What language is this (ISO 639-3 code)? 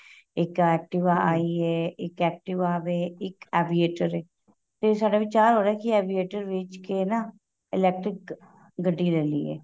pan